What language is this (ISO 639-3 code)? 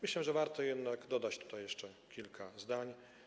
pol